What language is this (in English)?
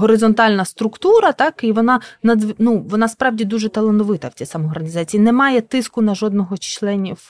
Ukrainian